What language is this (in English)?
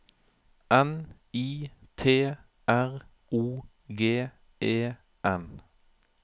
Norwegian